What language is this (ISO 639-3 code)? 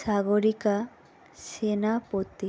ben